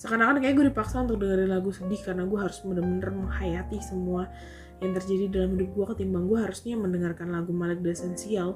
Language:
Indonesian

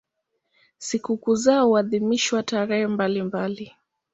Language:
Swahili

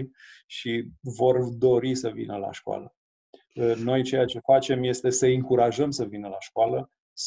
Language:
Romanian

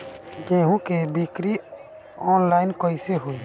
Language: Bhojpuri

